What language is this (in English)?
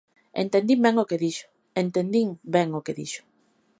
Galician